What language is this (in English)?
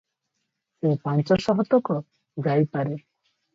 Odia